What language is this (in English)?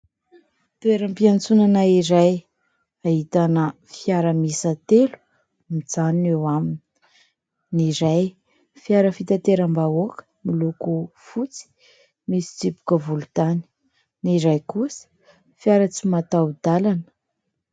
Malagasy